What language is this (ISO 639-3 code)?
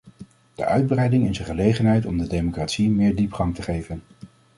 nld